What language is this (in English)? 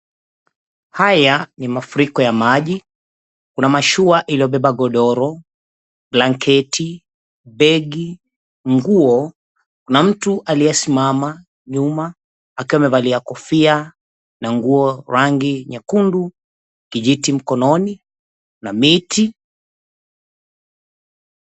Swahili